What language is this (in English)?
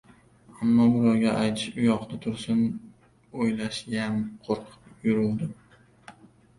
Uzbek